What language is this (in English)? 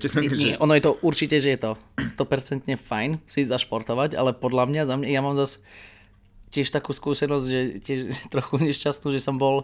Slovak